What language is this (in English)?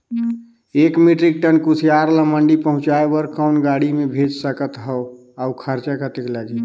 Chhattisgarhi